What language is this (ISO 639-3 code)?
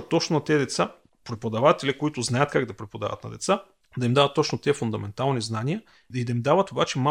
bul